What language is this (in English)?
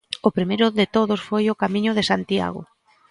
Galician